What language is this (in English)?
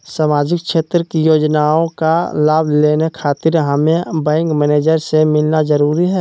Magahi